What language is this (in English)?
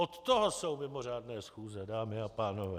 Czech